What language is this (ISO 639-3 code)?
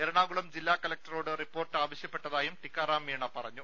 mal